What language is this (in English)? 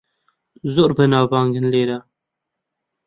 Central Kurdish